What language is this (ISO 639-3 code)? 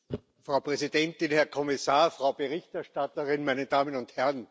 deu